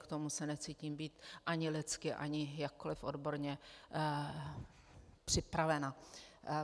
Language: Czech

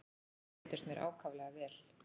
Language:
Icelandic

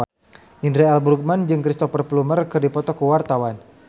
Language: Sundanese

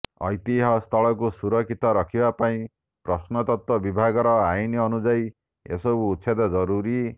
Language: Odia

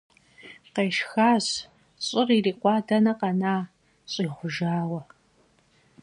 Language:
Kabardian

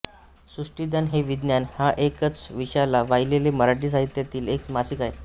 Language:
Marathi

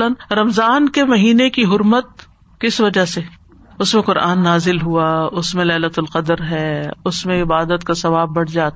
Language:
Urdu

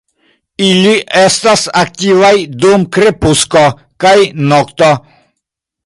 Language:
Esperanto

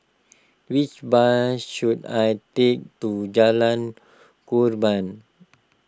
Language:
English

